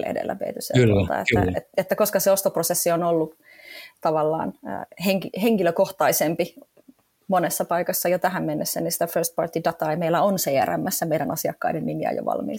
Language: Finnish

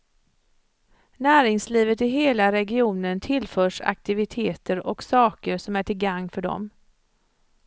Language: Swedish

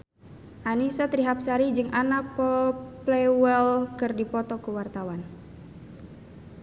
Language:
Sundanese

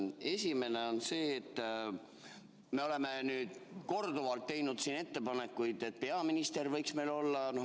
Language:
Estonian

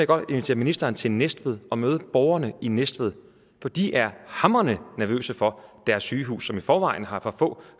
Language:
Danish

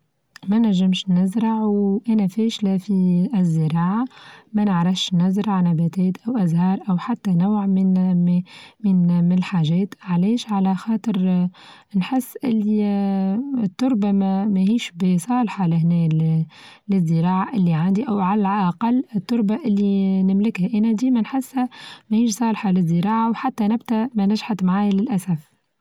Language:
Tunisian Arabic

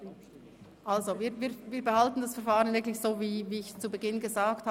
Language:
Swiss German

